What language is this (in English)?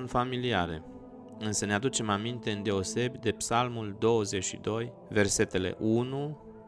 Romanian